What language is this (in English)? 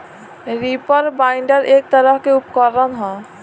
Bhojpuri